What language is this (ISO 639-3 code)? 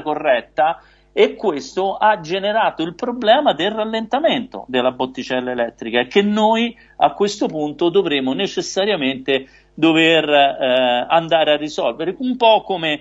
ita